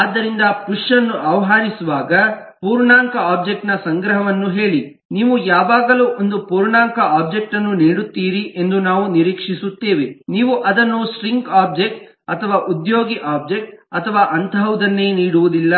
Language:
Kannada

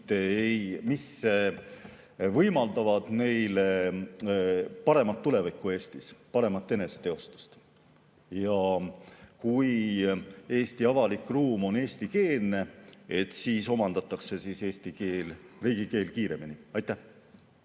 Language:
Estonian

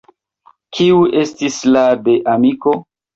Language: Esperanto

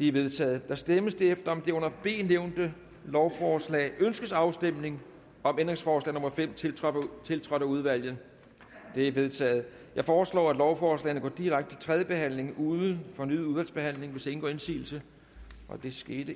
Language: Danish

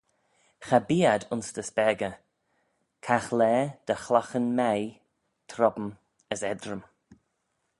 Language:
Manx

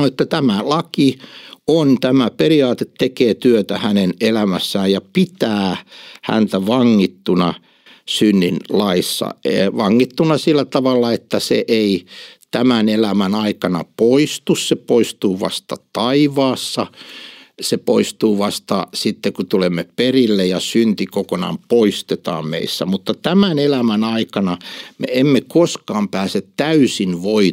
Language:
Finnish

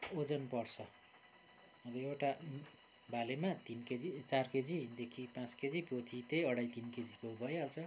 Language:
Nepali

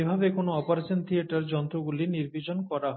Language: Bangla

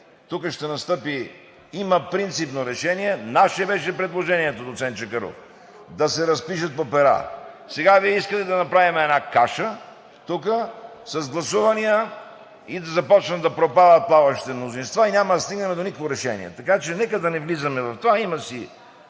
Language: Bulgarian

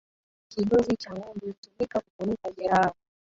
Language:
Swahili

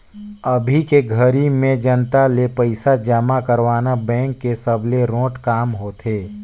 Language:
Chhattisgarhi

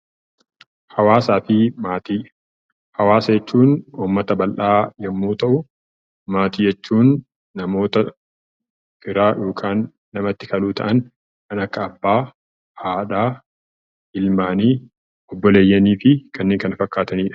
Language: Oromo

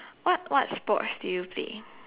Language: English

